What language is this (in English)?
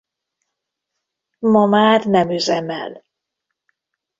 Hungarian